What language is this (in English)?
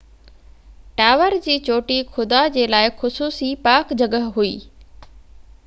Sindhi